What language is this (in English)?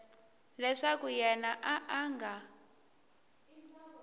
Tsonga